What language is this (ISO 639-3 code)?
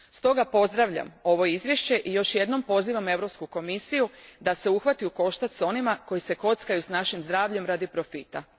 hrv